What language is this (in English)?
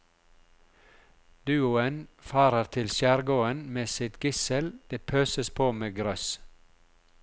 Norwegian